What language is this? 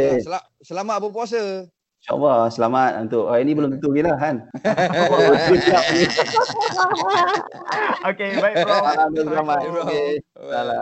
Malay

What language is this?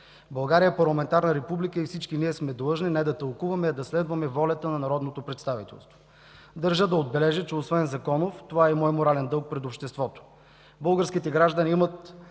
Bulgarian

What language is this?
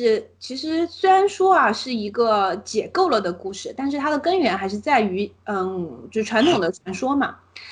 Chinese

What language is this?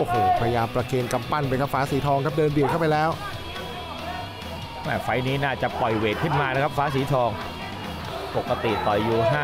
Thai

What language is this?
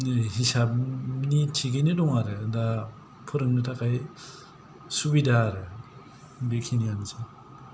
Bodo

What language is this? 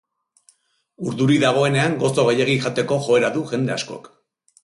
Basque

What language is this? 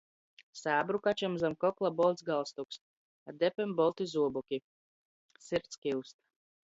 Latgalian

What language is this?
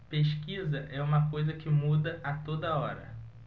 Portuguese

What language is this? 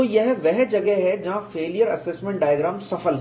Hindi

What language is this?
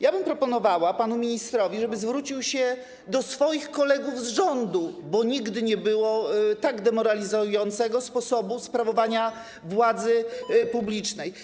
Polish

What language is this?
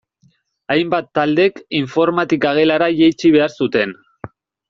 Basque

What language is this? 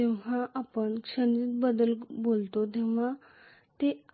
Marathi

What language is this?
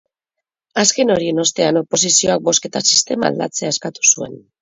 Basque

